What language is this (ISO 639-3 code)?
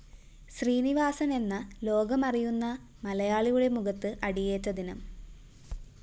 mal